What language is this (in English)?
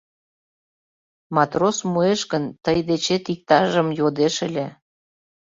Mari